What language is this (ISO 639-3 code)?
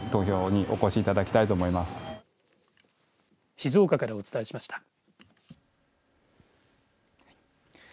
jpn